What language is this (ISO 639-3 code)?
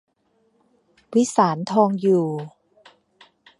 tha